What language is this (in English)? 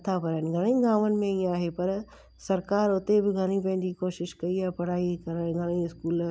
Sindhi